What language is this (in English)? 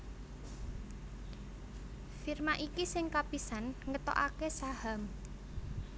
Javanese